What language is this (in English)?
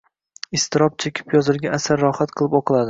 Uzbek